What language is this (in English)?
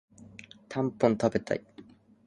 Japanese